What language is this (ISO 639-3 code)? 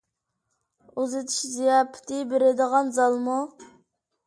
uig